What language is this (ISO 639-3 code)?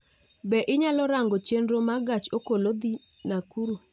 luo